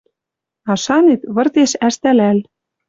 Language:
Western Mari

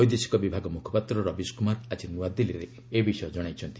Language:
Odia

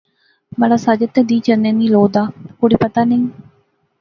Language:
Pahari-Potwari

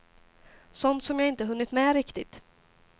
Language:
Swedish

